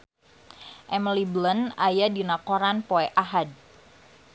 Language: Sundanese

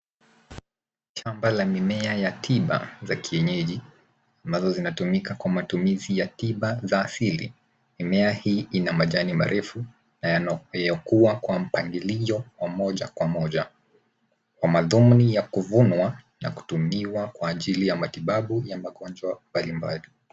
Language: Swahili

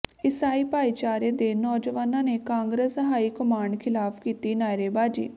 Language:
Punjabi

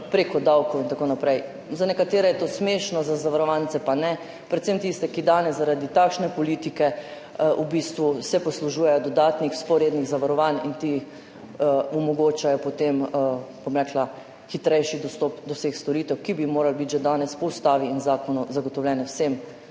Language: Slovenian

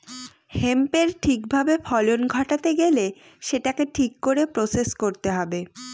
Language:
Bangla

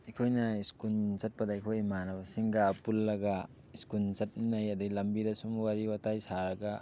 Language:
Manipuri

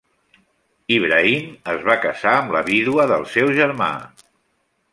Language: Catalan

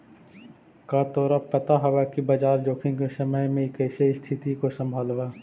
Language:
Magahi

